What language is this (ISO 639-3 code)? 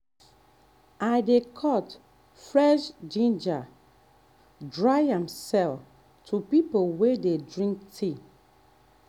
pcm